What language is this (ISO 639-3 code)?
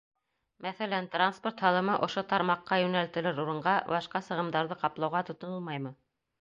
bak